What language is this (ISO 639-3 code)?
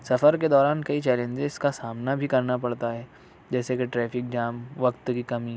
urd